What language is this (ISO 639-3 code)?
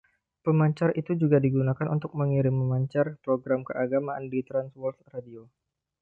ind